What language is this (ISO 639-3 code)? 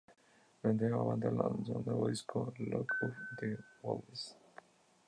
spa